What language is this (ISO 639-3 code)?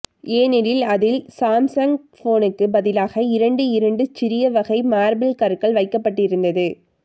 tam